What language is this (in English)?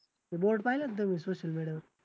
Marathi